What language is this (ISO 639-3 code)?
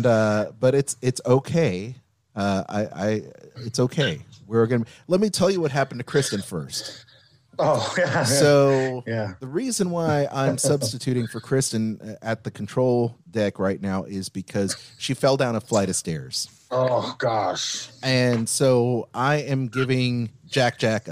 eng